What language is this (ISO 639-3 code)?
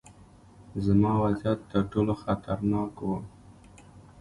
pus